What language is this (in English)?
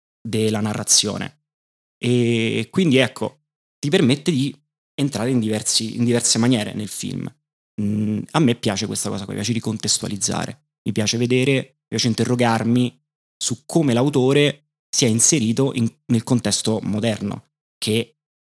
Italian